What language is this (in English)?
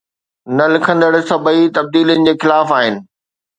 Sindhi